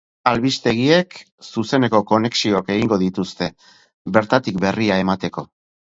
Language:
Basque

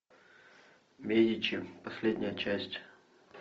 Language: Russian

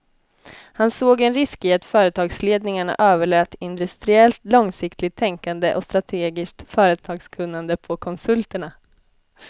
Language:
Swedish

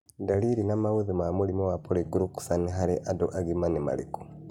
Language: Kikuyu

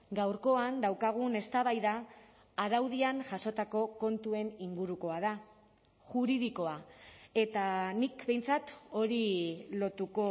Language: Basque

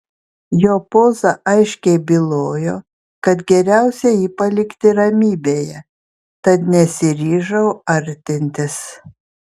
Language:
Lithuanian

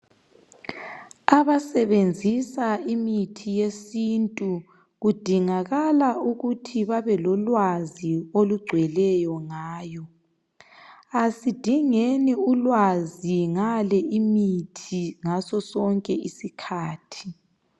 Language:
North Ndebele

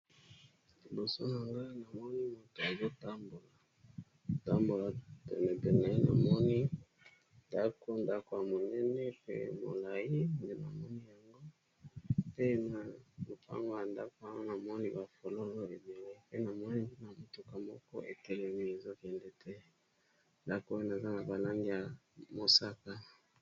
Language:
Lingala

